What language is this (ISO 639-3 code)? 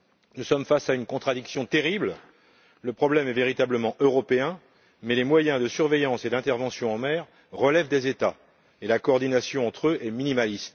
fra